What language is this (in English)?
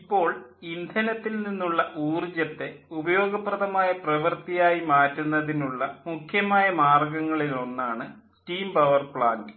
Malayalam